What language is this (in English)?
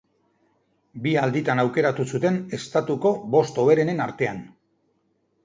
Basque